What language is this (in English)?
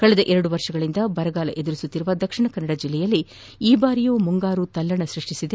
Kannada